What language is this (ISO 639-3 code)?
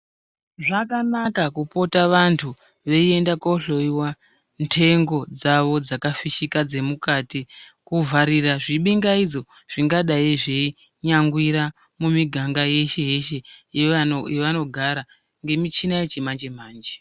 ndc